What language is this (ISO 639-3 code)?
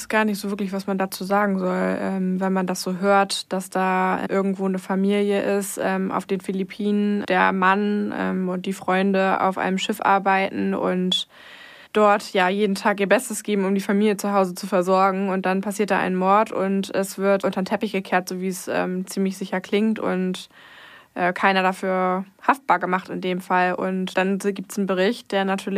deu